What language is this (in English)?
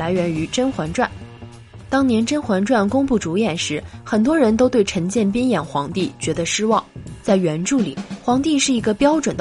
Chinese